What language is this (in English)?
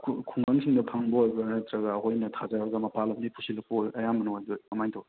Manipuri